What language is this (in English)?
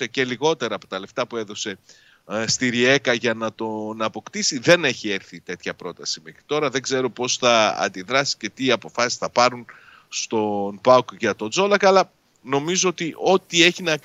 Greek